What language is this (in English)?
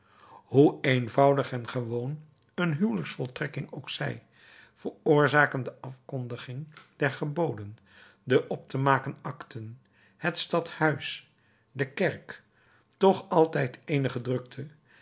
Dutch